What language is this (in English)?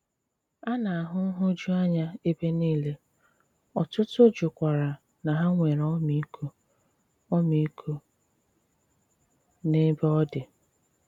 Igbo